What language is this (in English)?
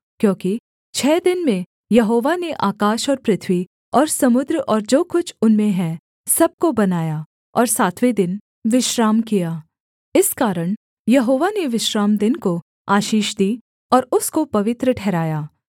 Hindi